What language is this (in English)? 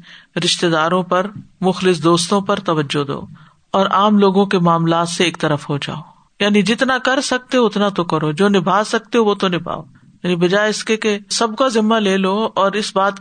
Urdu